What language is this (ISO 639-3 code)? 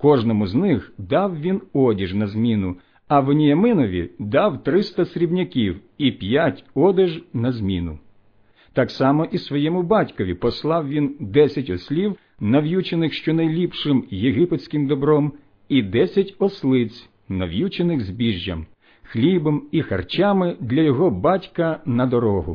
ukr